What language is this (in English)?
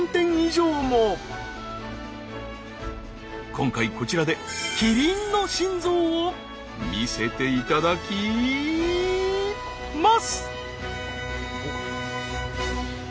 Japanese